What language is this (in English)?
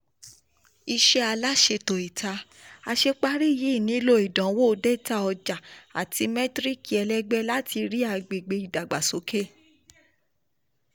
Yoruba